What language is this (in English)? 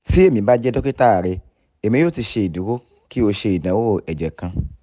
Yoruba